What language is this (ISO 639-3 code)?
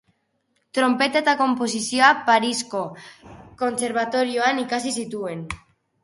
eus